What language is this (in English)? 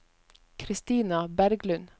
Norwegian